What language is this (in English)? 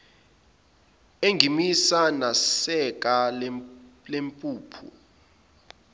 Zulu